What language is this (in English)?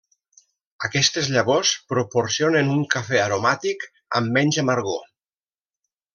Catalan